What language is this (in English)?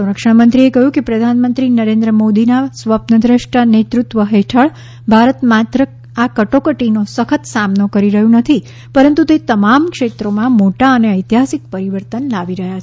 Gujarati